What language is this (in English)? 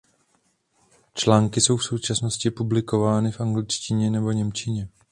Czech